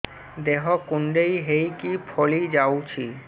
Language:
Odia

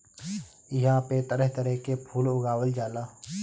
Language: Bhojpuri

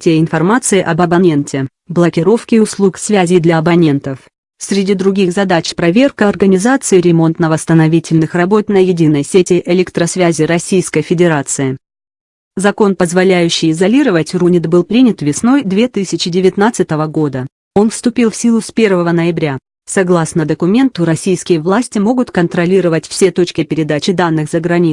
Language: Russian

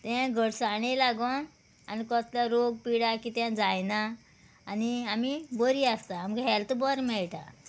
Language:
Konkani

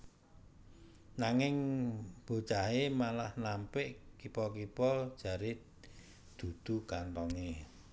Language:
Javanese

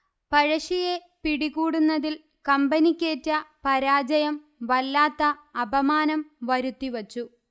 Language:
Malayalam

